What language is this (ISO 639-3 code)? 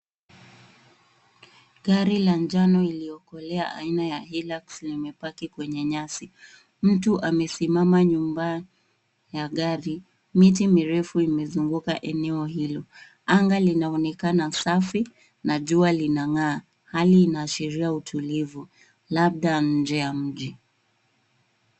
swa